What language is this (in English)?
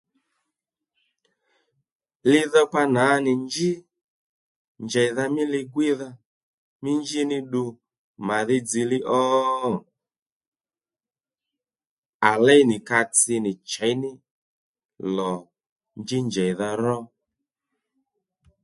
Lendu